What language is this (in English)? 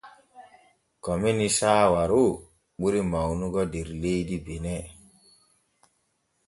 Borgu Fulfulde